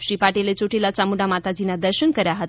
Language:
Gujarati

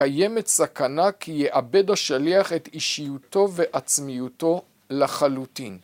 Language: Hebrew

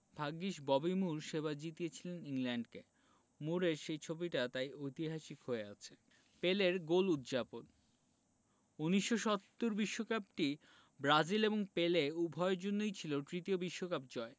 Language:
Bangla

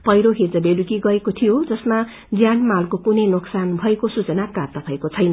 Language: Nepali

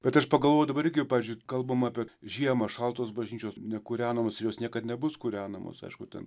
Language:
Lithuanian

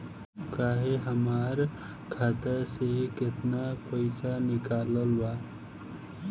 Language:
Bhojpuri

